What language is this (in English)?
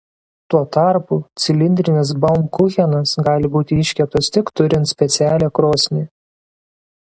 Lithuanian